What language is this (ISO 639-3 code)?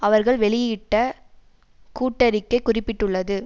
tam